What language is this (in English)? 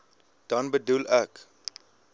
Afrikaans